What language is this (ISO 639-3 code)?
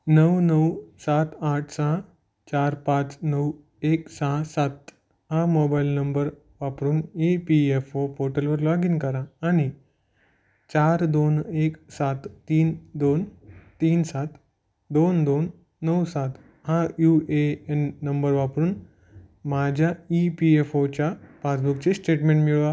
mar